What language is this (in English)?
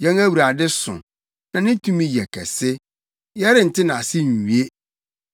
Akan